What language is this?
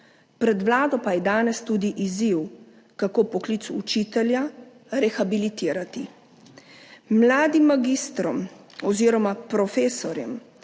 Slovenian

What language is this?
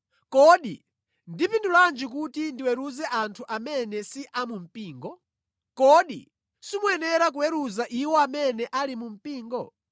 Nyanja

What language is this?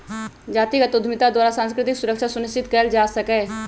Magahi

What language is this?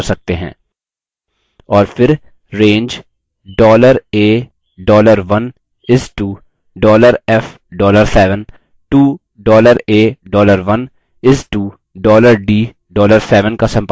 Hindi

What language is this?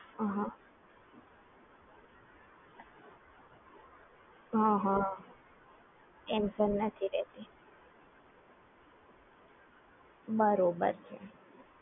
Gujarati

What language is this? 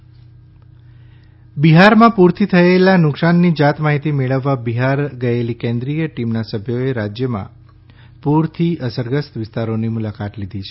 Gujarati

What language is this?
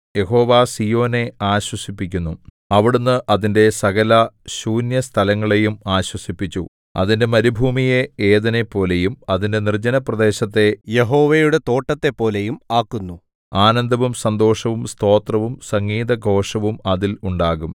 Malayalam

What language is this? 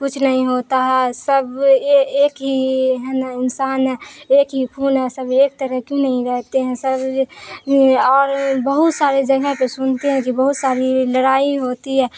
Urdu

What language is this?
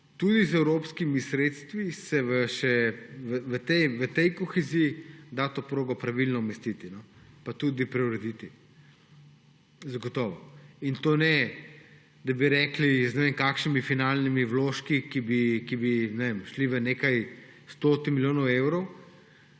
Slovenian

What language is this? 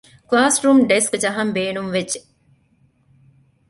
Divehi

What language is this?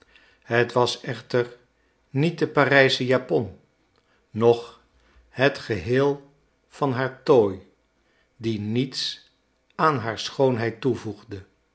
Dutch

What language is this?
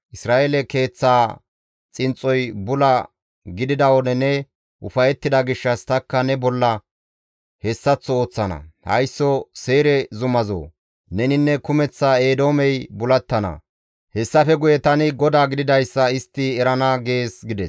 Gamo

